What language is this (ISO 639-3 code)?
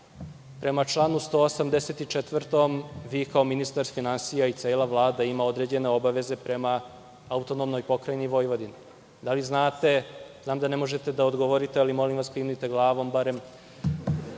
srp